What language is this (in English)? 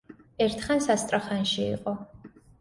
Georgian